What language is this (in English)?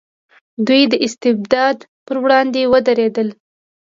Pashto